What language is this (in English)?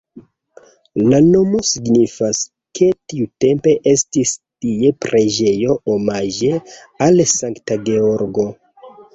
Esperanto